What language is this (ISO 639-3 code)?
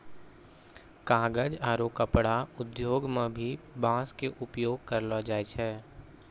mai